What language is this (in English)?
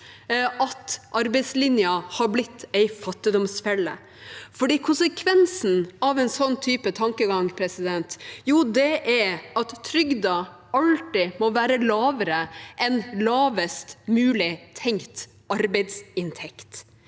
Norwegian